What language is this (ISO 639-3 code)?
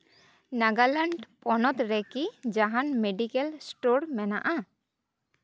sat